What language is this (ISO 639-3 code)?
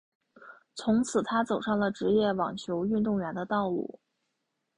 zho